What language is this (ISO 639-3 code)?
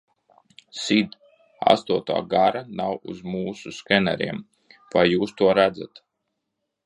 lav